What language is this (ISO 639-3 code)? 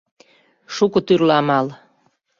chm